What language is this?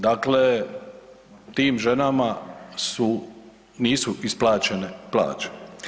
Croatian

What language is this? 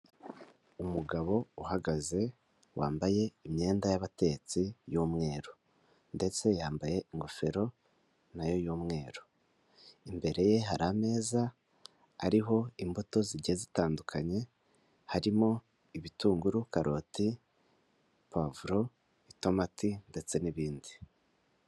Kinyarwanda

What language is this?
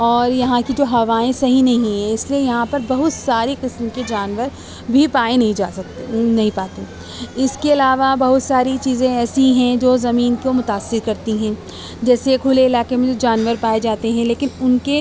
Urdu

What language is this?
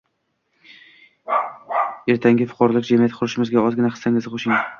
Uzbek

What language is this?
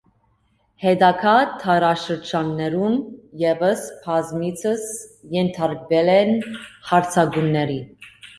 Armenian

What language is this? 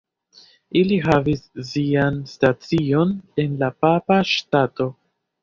Esperanto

